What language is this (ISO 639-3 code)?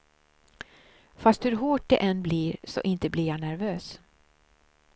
swe